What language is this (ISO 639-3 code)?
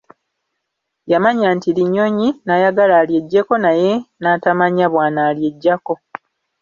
lug